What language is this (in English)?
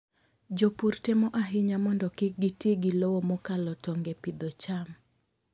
Luo (Kenya and Tanzania)